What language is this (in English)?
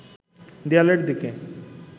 Bangla